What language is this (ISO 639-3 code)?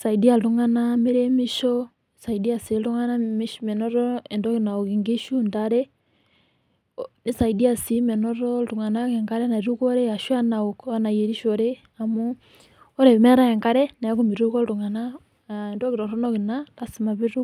mas